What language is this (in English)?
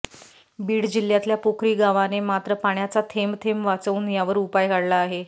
Marathi